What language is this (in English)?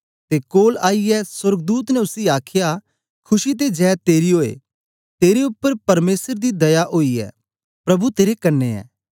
Dogri